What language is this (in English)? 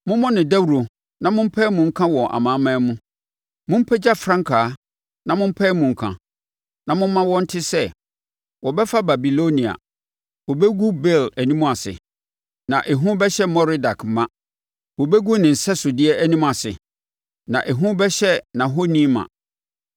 Akan